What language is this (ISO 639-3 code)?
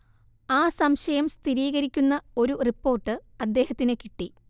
mal